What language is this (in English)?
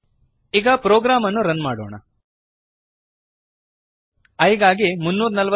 Kannada